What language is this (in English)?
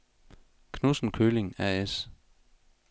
Danish